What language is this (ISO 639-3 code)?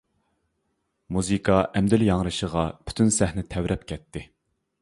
uig